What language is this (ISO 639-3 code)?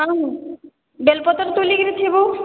ori